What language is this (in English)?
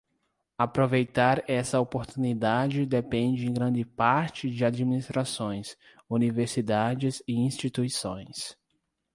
Portuguese